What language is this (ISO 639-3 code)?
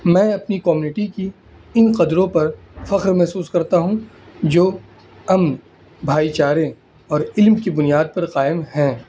urd